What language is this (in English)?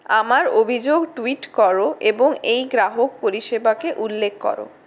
Bangla